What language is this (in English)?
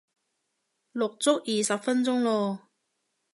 Cantonese